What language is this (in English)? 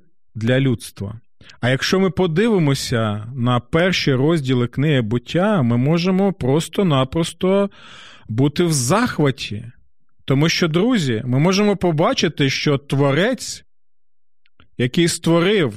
Ukrainian